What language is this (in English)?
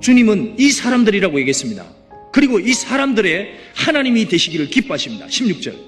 Korean